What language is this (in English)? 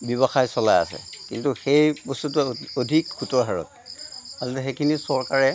Assamese